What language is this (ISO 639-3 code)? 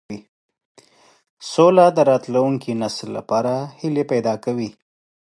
pus